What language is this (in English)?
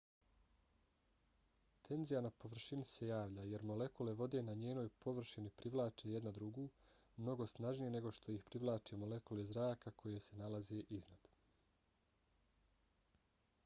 Bosnian